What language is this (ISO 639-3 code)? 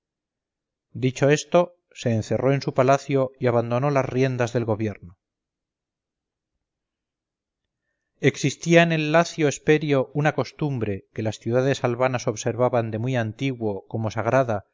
spa